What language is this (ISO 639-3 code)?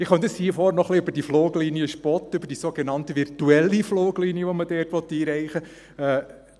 gsw